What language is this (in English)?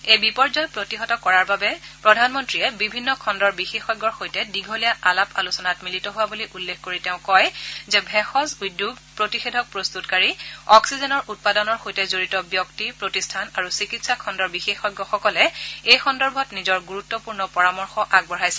Assamese